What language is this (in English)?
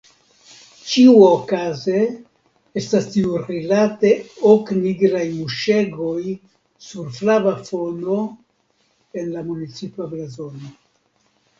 Esperanto